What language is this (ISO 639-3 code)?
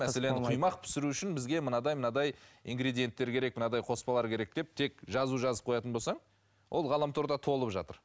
kaz